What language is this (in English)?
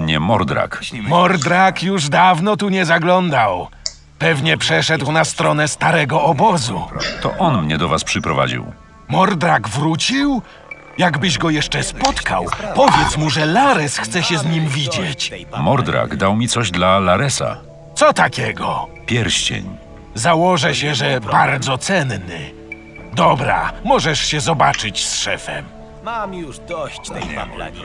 Polish